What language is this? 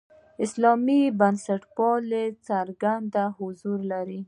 Pashto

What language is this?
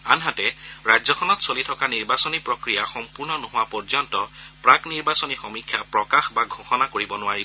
Assamese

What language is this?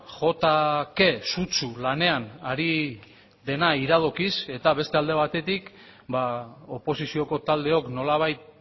Basque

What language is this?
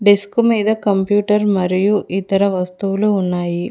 Telugu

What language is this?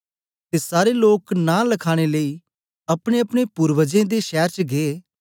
Dogri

